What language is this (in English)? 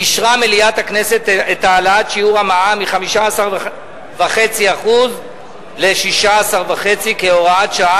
Hebrew